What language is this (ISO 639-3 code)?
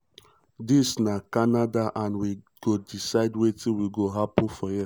pcm